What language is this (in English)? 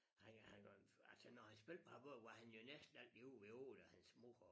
Danish